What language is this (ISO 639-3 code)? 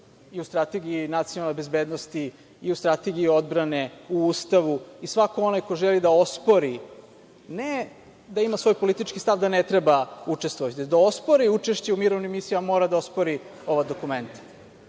srp